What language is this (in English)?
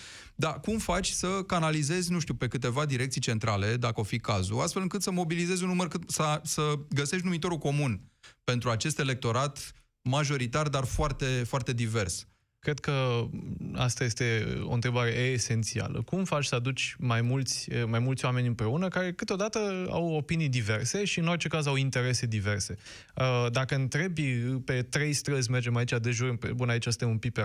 Romanian